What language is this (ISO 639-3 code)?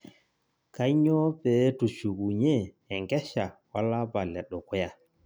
mas